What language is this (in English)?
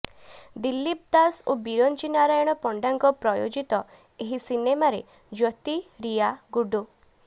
Odia